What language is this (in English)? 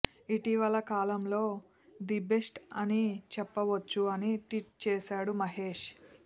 Telugu